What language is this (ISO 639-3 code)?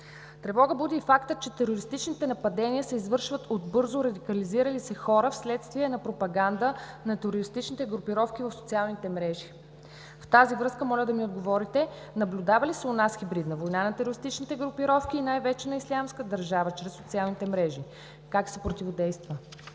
bul